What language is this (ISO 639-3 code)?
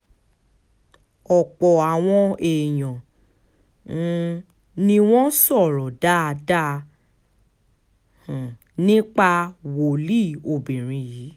yor